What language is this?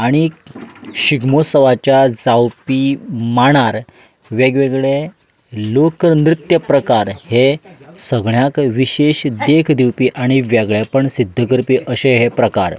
Konkani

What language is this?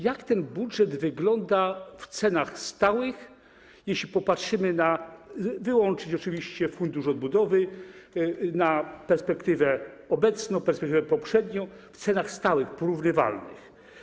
Polish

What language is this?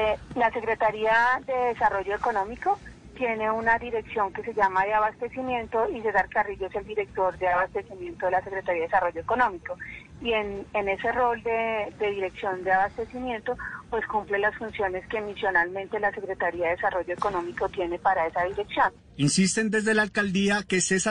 Spanish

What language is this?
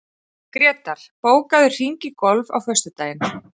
Icelandic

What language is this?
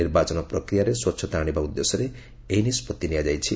Odia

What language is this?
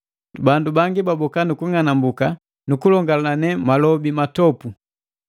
Matengo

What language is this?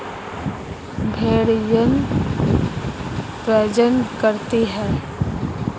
Hindi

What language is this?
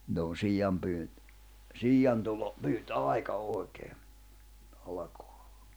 Finnish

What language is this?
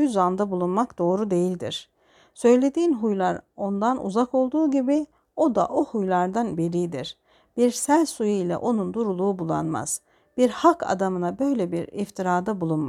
Turkish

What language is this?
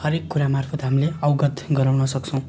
Nepali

